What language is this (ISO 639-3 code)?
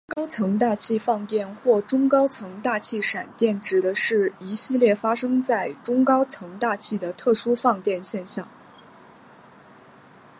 zho